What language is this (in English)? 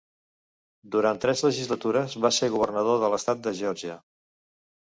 Catalan